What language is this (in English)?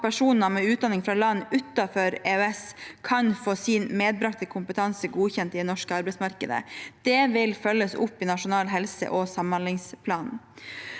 Norwegian